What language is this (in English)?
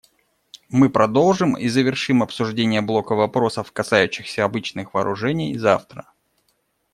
Russian